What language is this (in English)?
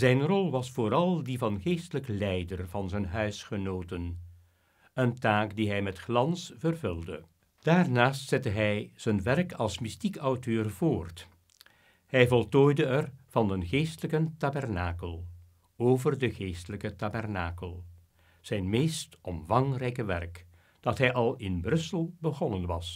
Dutch